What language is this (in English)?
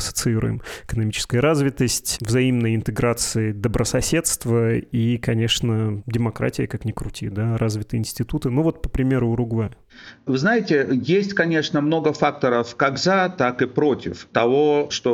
Russian